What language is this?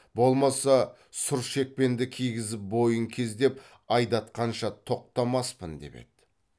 Kazakh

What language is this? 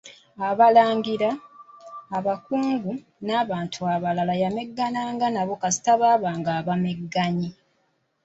Ganda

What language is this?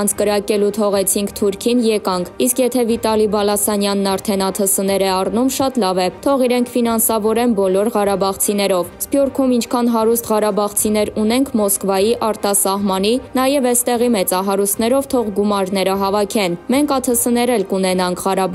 Romanian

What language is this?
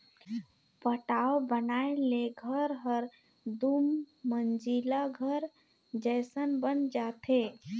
Chhattisgarhi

